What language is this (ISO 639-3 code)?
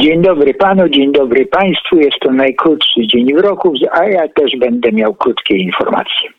pol